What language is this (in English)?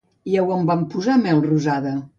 Catalan